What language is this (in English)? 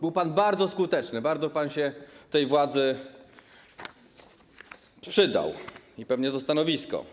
Polish